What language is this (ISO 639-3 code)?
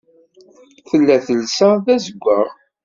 kab